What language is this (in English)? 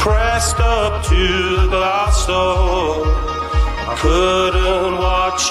Italian